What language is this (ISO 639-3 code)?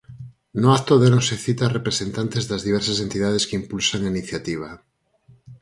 glg